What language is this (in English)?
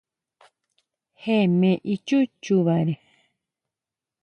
Huautla Mazatec